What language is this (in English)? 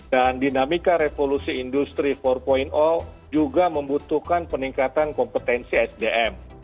Indonesian